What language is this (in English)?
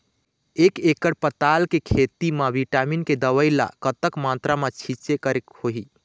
Chhattisgarhi